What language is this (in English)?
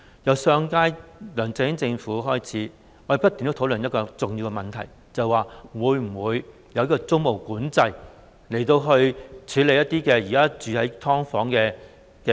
Cantonese